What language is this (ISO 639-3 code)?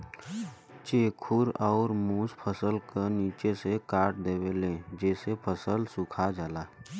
bho